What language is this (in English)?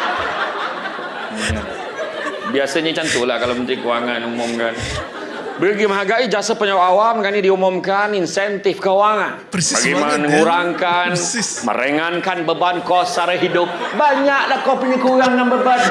Malay